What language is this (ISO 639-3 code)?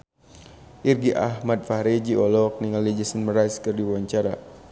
sun